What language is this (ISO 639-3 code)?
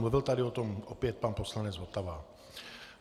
ces